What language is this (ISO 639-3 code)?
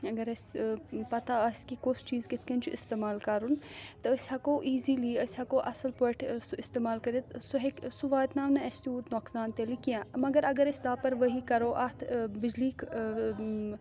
kas